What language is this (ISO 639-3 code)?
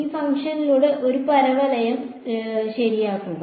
mal